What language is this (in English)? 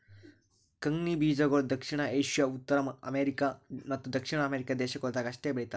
Kannada